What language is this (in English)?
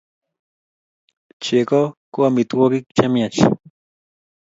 Kalenjin